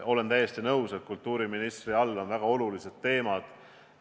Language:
Estonian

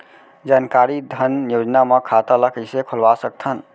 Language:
Chhattisgarhi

